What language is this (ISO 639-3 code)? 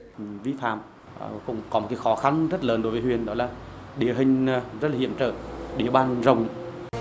vie